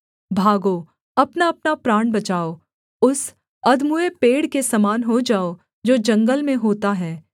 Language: Hindi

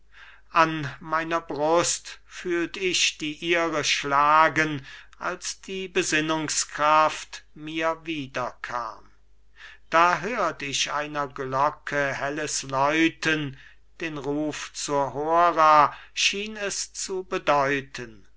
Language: German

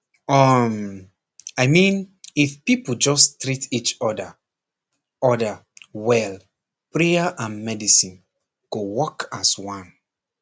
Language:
Nigerian Pidgin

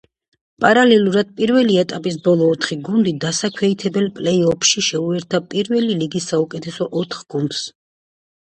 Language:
Georgian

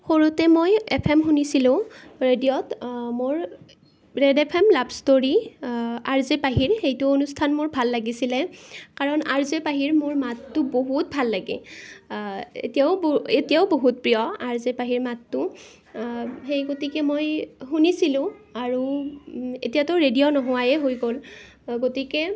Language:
Assamese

